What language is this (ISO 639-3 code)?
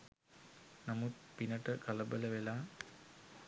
sin